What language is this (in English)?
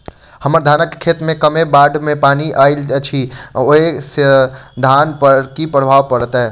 Maithili